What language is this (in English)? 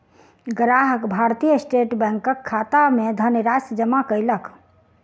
Maithili